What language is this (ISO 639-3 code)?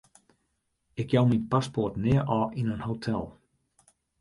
fry